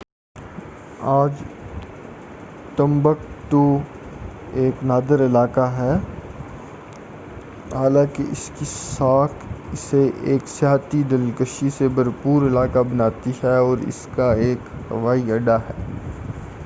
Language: Urdu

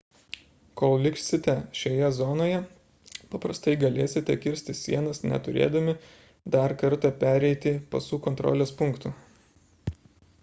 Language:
Lithuanian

